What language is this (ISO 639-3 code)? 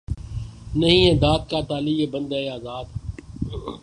urd